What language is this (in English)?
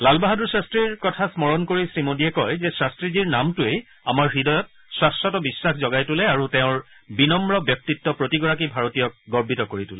Assamese